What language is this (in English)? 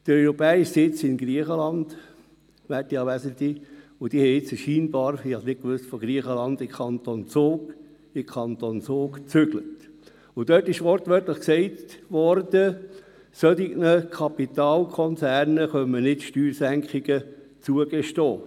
Swiss German